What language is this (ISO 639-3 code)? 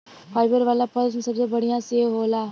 bho